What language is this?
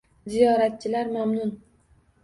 Uzbek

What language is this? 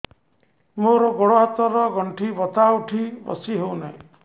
Odia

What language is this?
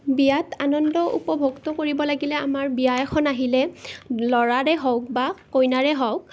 Assamese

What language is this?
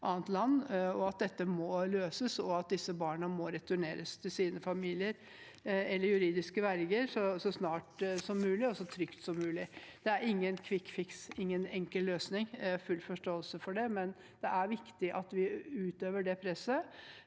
Norwegian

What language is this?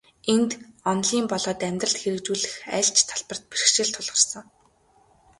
Mongolian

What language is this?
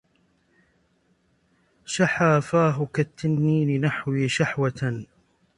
Arabic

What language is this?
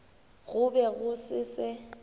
Northern Sotho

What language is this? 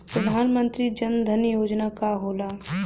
Bhojpuri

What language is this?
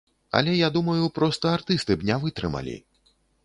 Belarusian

